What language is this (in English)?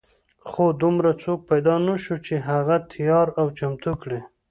Pashto